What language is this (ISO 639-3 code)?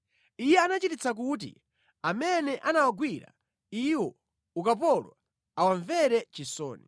nya